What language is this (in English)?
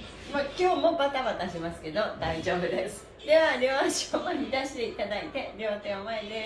Japanese